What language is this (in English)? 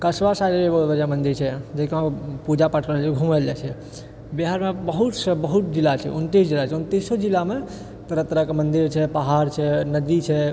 Maithili